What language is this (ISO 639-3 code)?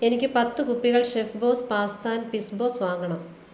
mal